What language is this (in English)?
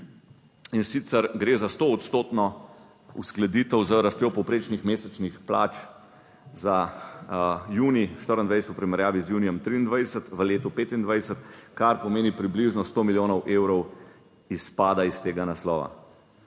Slovenian